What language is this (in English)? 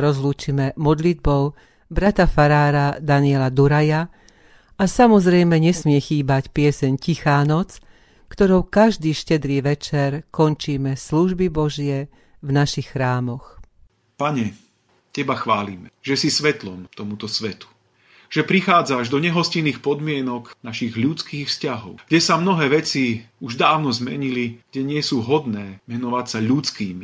Slovak